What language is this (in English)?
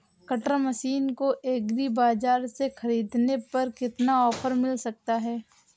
Hindi